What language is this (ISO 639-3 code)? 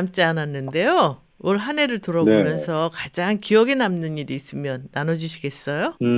kor